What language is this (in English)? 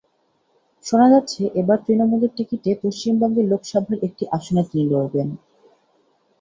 Bangla